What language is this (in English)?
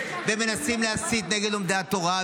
Hebrew